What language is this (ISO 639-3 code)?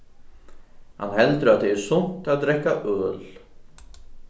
fao